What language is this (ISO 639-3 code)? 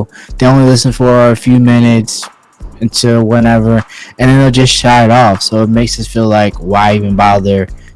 eng